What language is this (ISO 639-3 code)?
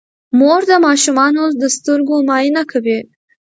pus